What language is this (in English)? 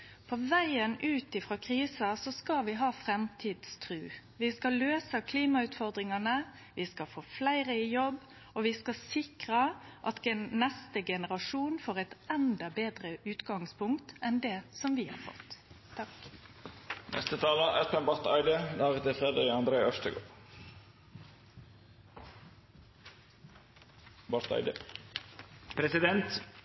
Norwegian Nynorsk